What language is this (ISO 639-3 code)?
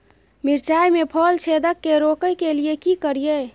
mai